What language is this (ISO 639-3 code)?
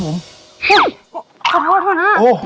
tha